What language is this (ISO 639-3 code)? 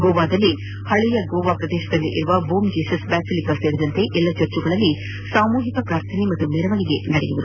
kan